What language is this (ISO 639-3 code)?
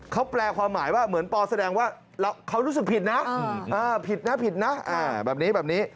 tha